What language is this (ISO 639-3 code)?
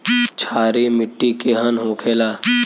bho